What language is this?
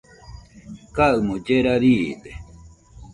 Nüpode Huitoto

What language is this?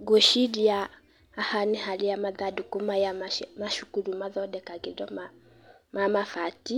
Kikuyu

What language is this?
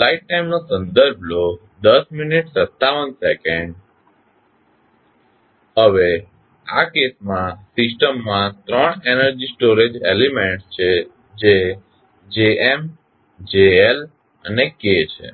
Gujarati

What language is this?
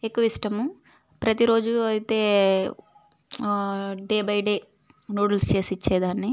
Telugu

